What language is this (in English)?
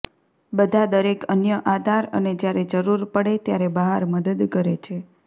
Gujarati